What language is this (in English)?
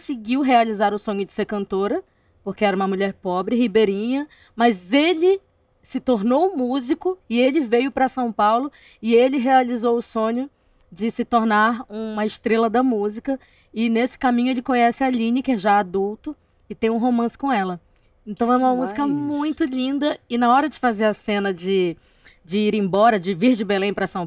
Portuguese